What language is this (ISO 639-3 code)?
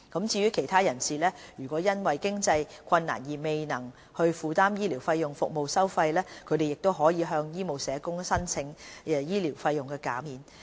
yue